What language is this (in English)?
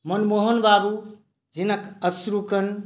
Maithili